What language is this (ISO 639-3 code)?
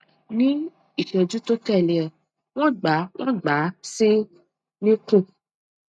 yor